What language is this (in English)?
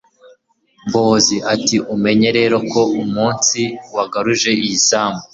Kinyarwanda